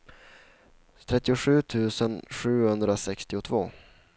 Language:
Swedish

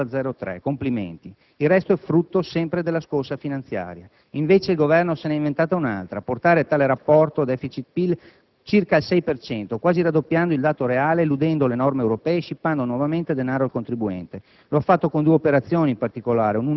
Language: Italian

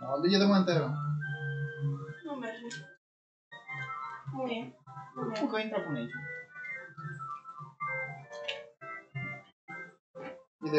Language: Romanian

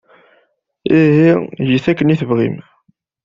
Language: Kabyle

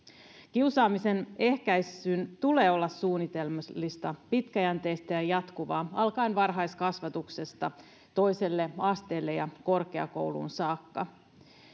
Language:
Finnish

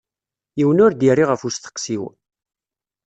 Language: Kabyle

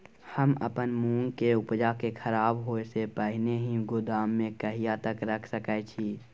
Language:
Maithili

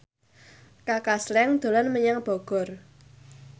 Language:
Javanese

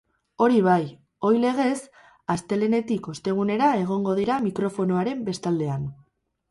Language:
Basque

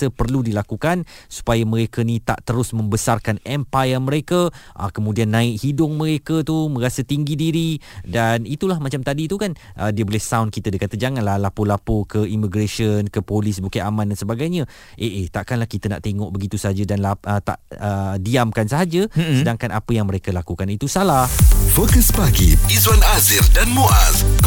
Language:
Malay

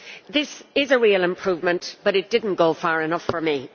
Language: English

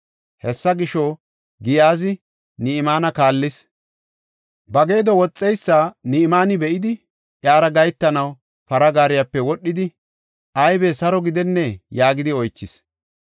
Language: Gofa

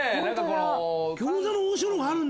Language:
Japanese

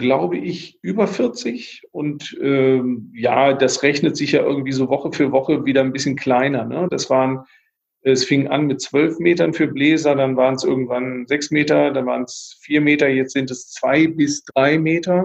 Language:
German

